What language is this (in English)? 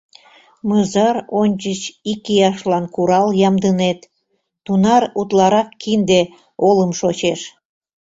Mari